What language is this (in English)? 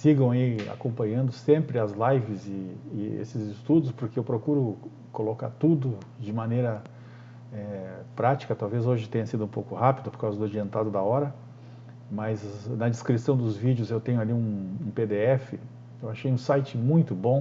Portuguese